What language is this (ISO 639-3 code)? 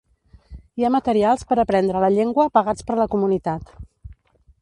cat